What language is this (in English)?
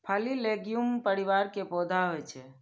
Maithili